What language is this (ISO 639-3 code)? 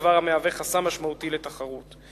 heb